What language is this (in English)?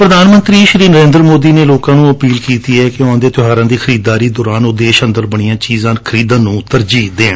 Punjabi